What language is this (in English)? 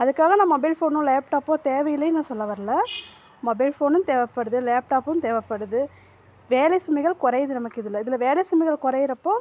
Tamil